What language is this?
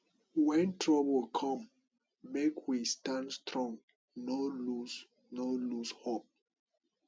Nigerian Pidgin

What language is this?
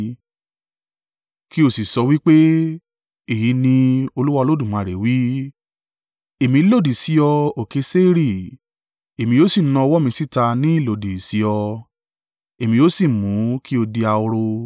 Yoruba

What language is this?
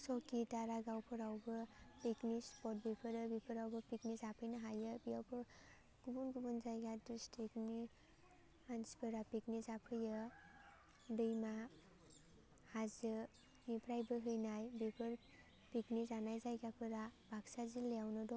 Bodo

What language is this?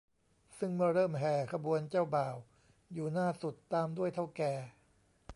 Thai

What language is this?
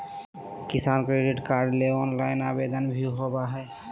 Magahi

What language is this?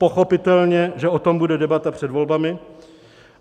Czech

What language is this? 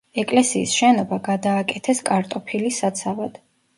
Georgian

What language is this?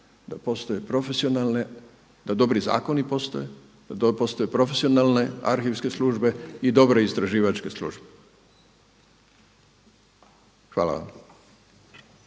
Croatian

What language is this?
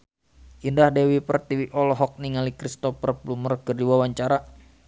Sundanese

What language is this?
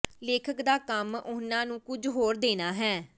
Punjabi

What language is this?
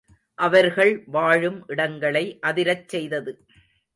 Tamil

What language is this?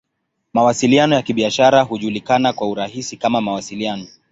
Swahili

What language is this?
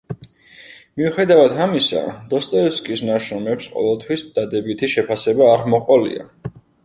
Georgian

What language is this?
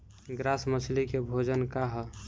Bhojpuri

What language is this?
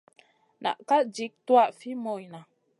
Masana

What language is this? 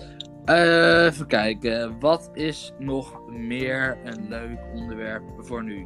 Dutch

